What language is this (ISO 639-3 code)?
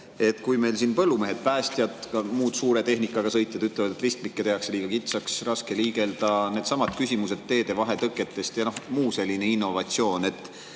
est